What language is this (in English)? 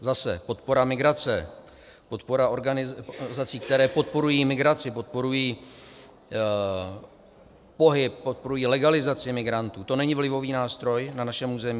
Czech